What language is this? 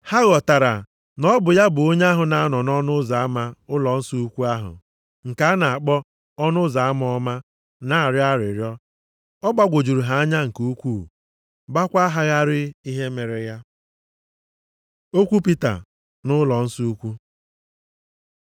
Igbo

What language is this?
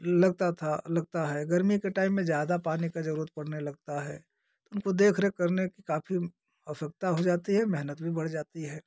Hindi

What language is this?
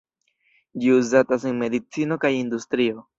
Esperanto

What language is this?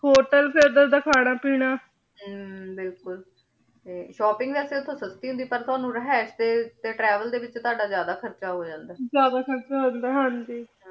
Punjabi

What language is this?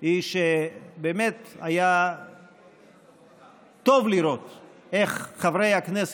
Hebrew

